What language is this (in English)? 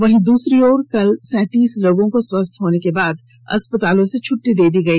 Hindi